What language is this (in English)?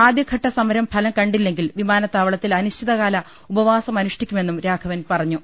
Malayalam